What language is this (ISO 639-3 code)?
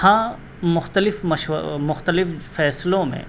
urd